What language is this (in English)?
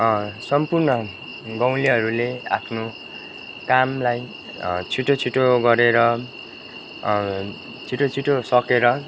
Nepali